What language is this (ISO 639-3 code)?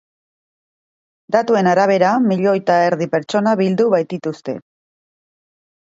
eus